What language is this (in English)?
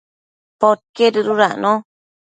Matsés